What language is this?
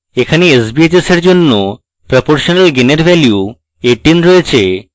Bangla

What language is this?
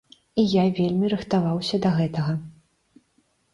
Belarusian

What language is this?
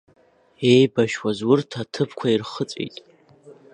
Abkhazian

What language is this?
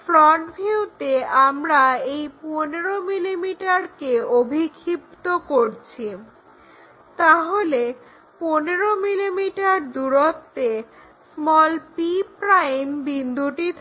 Bangla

